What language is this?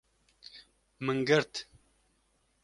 Kurdish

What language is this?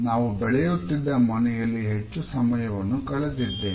Kannada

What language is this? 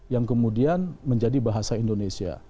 Indonesian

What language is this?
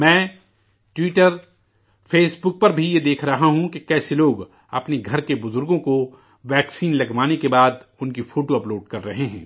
Urdu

